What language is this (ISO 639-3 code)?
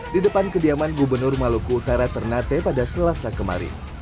ind